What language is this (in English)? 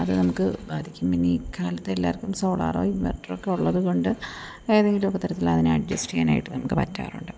Malayalam